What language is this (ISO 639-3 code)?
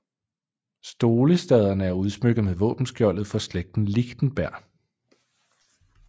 dan